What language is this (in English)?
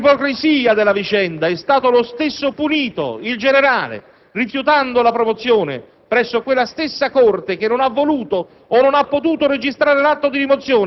Italian